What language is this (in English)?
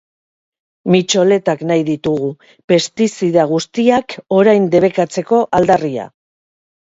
Basque